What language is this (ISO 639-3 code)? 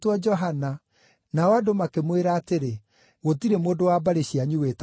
kik